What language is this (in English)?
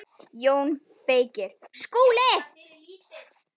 Icelandic